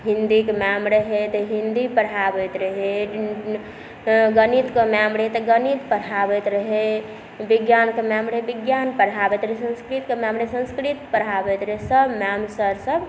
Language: Maithili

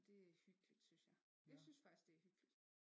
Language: Danish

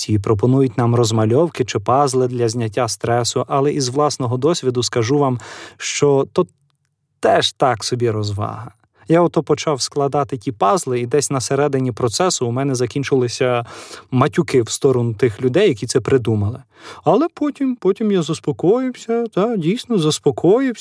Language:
Ukrainian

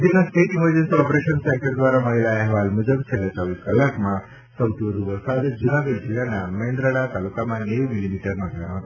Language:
Gujarati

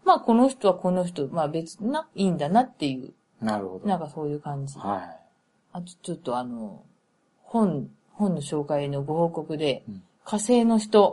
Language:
Japanese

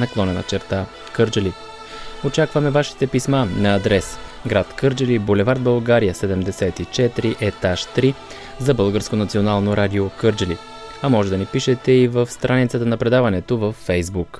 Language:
Bulgarian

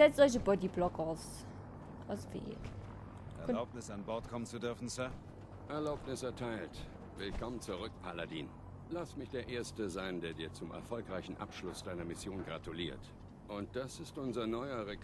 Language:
German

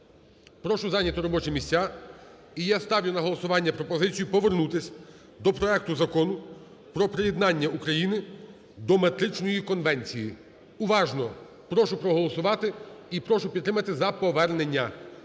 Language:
Ukrainian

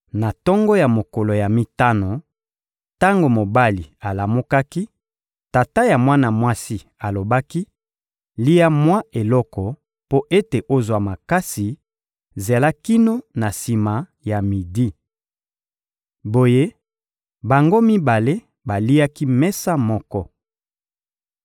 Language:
Lingala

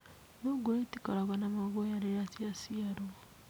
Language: Kikuyu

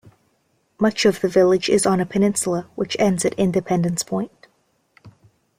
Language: English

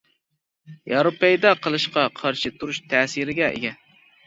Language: Uyghur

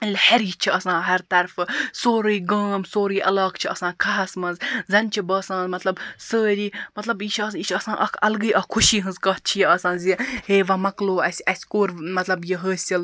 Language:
Kashmiri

